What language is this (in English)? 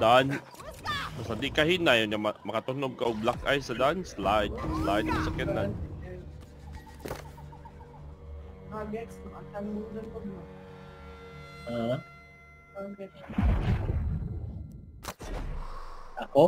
Filipino